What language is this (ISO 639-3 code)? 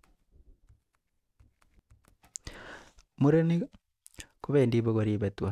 kln